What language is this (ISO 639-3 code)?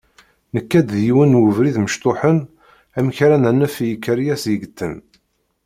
kab